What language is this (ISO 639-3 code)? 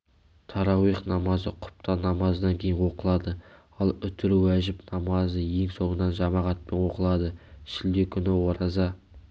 kaz